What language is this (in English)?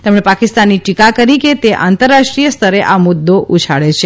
Gujarati